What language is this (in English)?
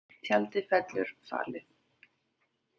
Icelandic